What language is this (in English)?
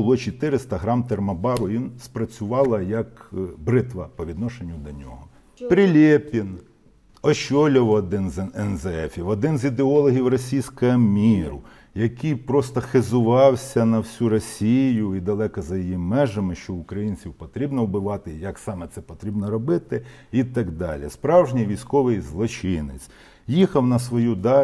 Ukrainian